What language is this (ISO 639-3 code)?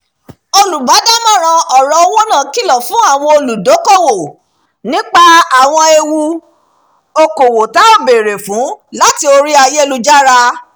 yor